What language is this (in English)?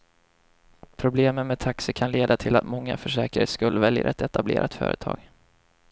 Swedish